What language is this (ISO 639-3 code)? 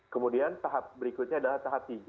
ind